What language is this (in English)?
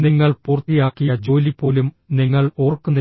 Malayalam